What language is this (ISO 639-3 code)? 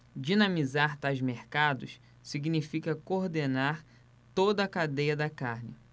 por